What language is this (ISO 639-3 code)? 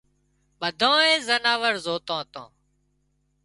kxp